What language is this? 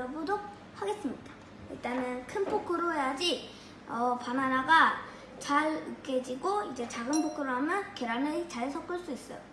Korean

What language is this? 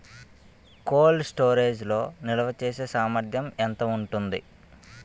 Telugu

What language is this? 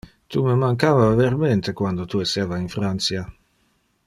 Interlingua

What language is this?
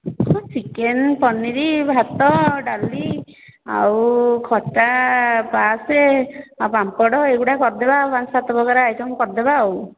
Odia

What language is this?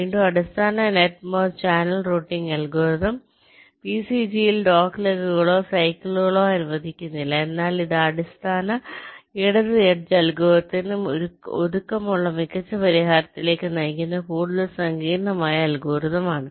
Malayalam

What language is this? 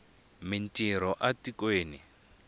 Tsonga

